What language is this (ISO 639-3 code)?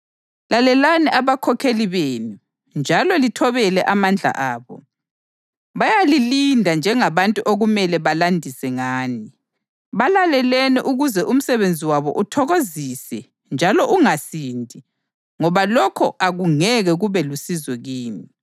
nde